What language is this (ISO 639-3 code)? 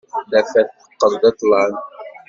kab